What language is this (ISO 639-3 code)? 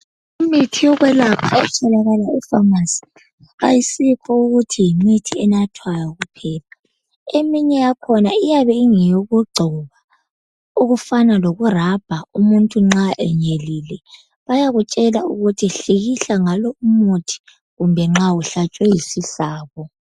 nde